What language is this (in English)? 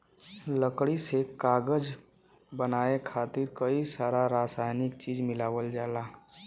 Bhojpuri